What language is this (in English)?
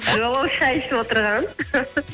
Kazakh